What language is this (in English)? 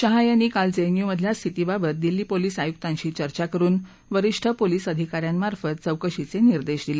Marathi